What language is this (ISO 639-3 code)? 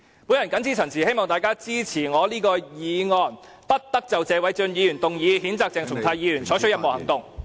yue